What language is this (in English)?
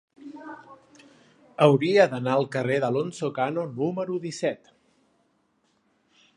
Catalan